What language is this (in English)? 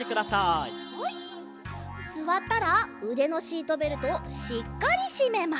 Japanese